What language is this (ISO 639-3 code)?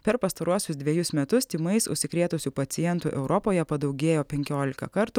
lit